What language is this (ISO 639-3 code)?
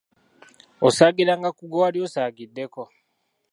lug